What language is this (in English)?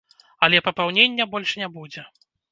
Belarusian